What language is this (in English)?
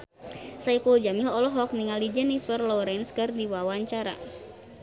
Sundanese